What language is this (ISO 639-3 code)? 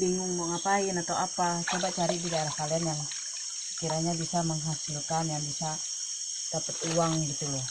ind